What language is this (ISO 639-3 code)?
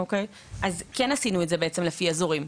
heb